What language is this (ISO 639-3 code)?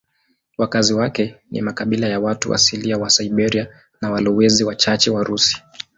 swa